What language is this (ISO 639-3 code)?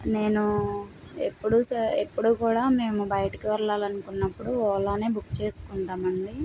tel